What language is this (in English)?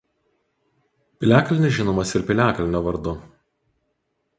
Lithuanian